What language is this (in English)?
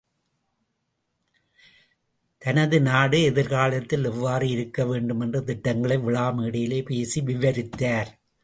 Tamil